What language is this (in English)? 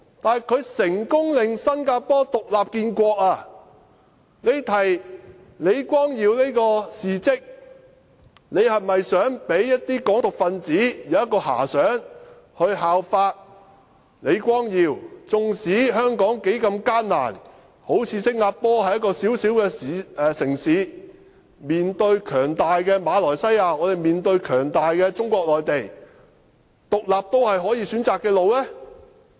Cantonese